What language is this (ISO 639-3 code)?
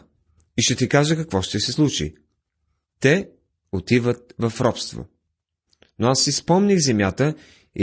bul